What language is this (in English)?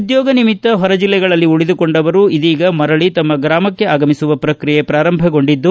Kannada